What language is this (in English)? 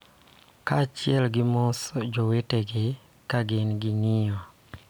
Luo (Kenya and Tanzania)